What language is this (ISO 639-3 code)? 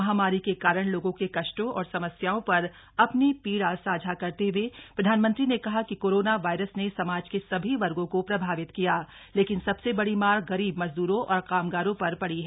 hin